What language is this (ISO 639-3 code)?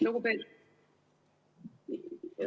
est